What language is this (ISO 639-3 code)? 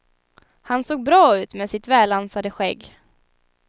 swe